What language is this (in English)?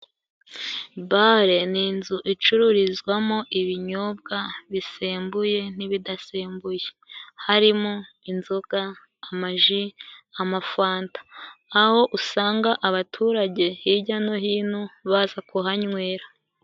Kinyarwanda